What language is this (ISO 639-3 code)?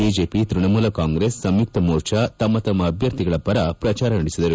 kan